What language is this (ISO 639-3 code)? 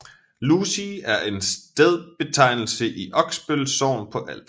dan